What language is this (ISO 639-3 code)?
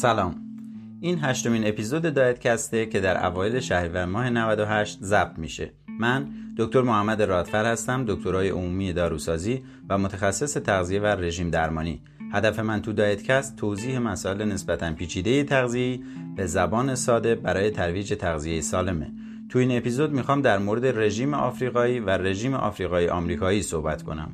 fas